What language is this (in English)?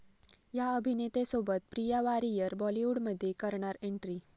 Marathi